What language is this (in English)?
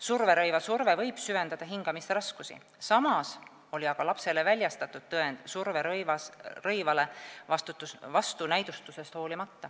Estonian